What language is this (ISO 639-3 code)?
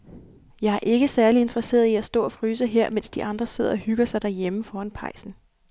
dan